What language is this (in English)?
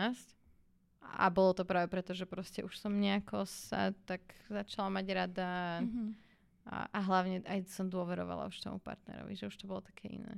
Slovak